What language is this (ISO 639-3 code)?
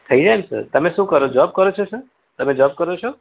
guj